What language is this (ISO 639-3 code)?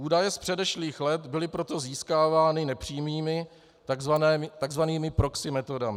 ces